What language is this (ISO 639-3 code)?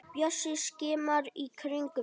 isl